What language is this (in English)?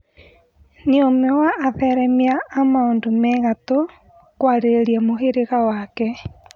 Kikuyu